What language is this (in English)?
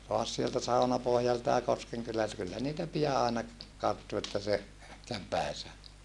Finnish